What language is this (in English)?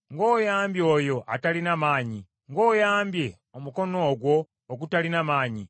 Ganda